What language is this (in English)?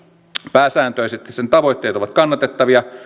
Finnish